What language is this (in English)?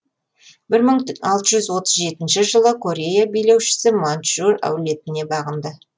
Kazakh